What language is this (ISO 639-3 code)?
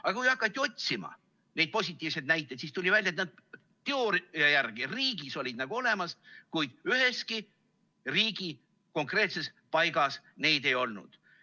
est